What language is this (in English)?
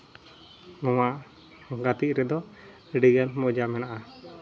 Santali